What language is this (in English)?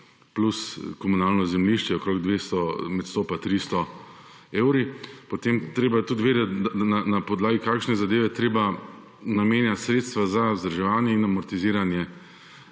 Slovenian